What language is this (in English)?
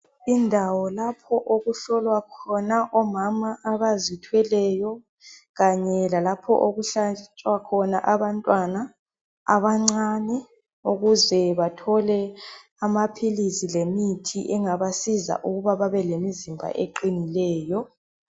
North Ndebele